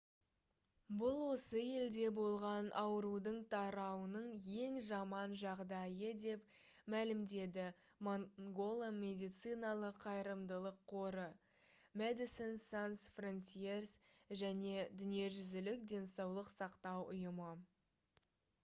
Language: Kazakh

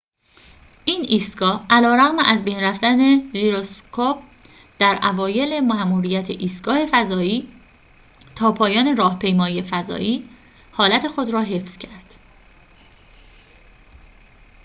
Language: Persian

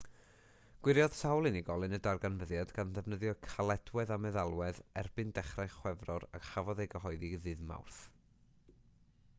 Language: Welsh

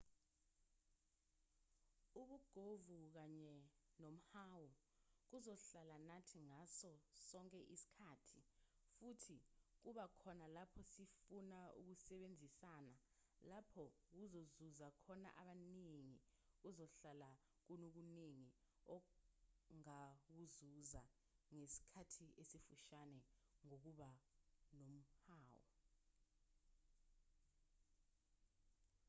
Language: Zulu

